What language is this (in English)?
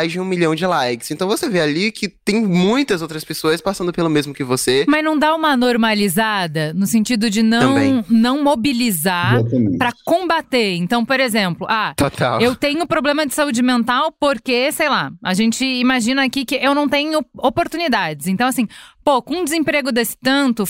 Portuguese